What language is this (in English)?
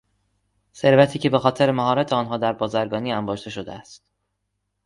Persian